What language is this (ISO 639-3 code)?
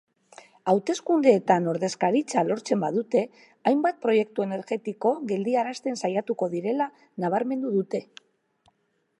eus